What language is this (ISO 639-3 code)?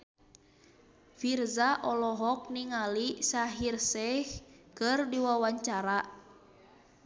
sun